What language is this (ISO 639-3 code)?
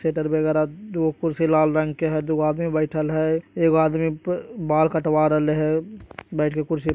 mag